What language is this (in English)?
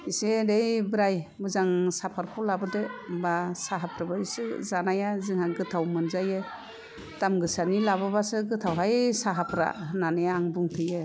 Bodo